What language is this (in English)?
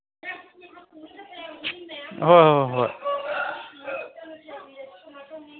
Manipuri